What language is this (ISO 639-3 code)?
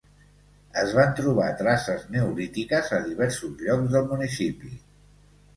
cat